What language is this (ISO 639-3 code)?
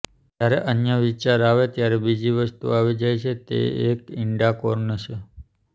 guj